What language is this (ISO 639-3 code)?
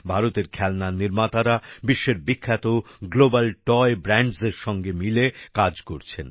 ben